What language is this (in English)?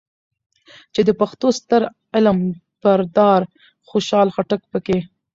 Pashto